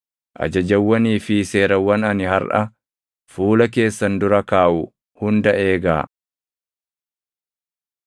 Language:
Oromo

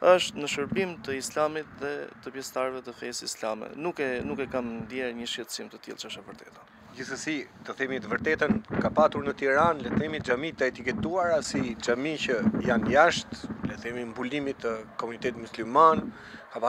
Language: Romanian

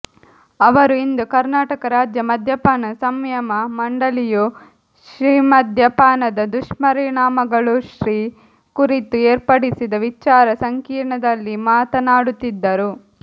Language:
Kannada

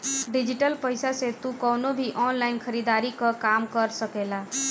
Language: Bhojpuri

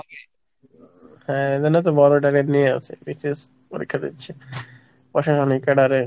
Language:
Bangla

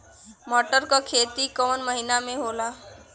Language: Bhojpuri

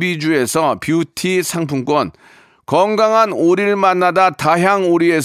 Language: Korean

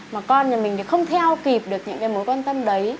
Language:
Vietnamese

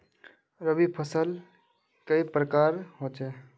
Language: Magahi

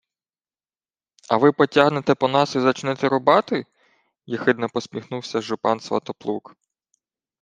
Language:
Ukrainian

